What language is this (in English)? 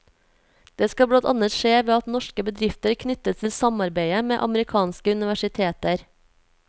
Norwegian